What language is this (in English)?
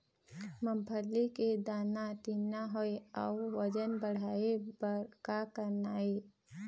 Chhattisgarhi